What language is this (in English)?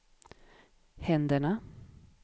Swedish